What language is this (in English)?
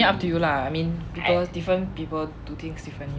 English